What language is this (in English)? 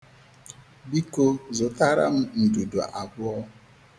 Igbo